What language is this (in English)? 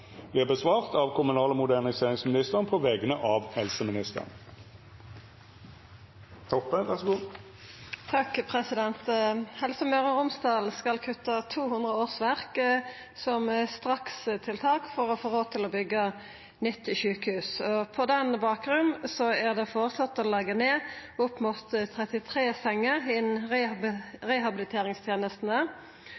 Norwegian Nynorsk